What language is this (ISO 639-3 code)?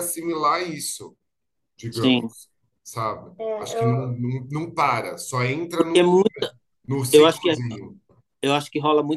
por